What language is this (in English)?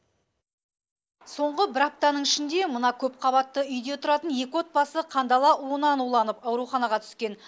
Kazakh